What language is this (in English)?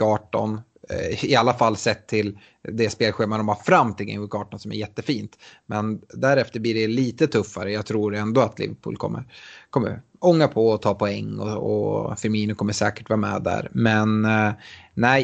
Swedish